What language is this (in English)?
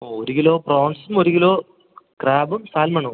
Malayalam